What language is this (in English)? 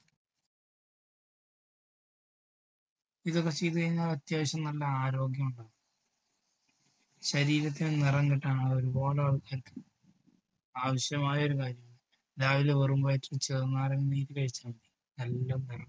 Malayalam